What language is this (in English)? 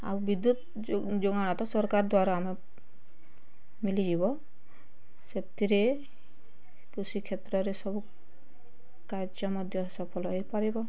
Odia